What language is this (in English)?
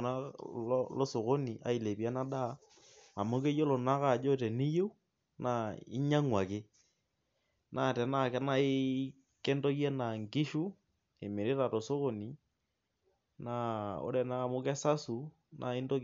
Masai